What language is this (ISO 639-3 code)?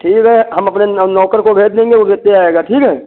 hin